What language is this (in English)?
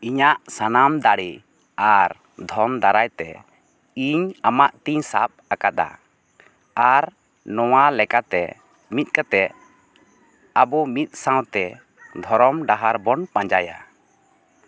Santali